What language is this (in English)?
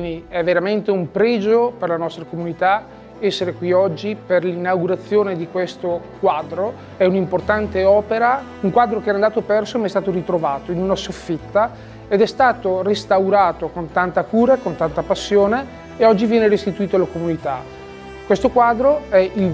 Italian